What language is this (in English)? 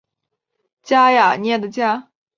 Chinese